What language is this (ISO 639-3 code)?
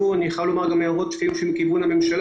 heb